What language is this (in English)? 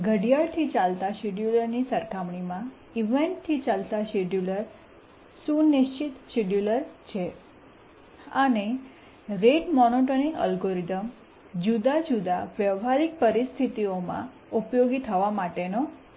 Gujarati